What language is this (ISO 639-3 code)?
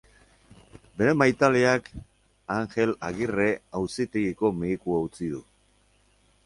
eus